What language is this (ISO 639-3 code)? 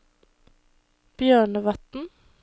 nor